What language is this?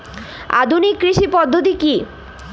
Bangla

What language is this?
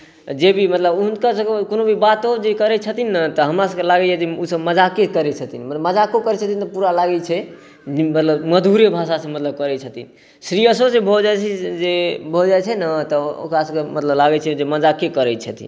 Maithili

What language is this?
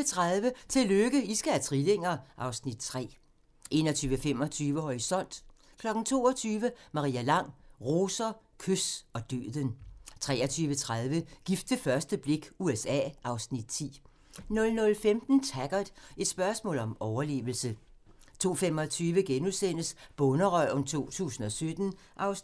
Danish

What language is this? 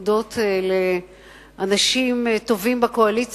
Hebrew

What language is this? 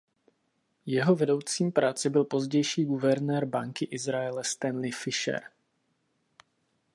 Czech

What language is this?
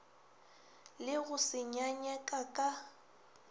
Northern Sotho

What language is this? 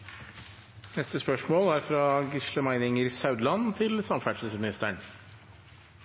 Norwegian Nynorsk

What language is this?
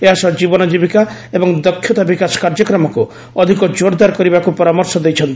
Odia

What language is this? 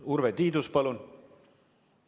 Estonian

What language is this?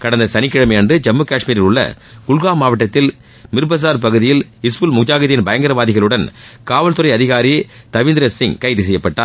Tamil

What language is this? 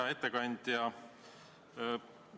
Estonian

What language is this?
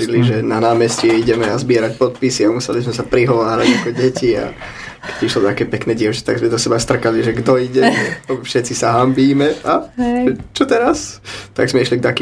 Slovak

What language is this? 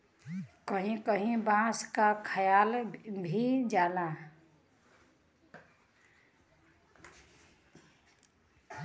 Bhojpuri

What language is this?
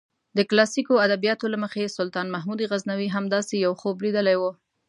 Pashto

